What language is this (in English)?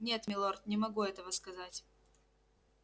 Russian